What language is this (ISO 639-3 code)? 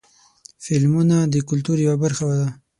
pus